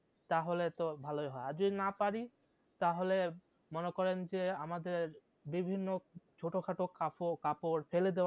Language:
Bangla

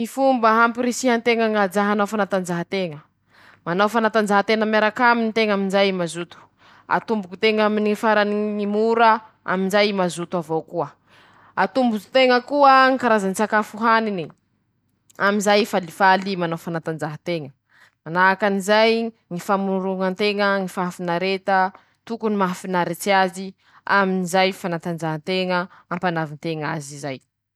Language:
Masikoro Malagasy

